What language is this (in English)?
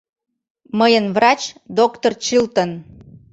Mari